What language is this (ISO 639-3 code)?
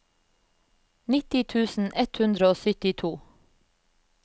nor